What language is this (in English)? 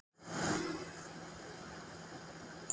Icelandic